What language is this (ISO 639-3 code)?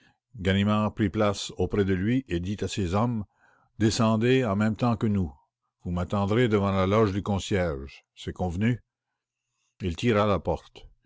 fra